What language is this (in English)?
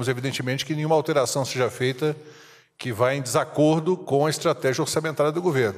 Portuguese